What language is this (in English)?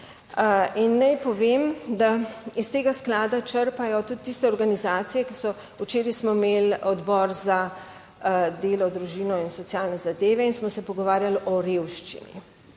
Slovenian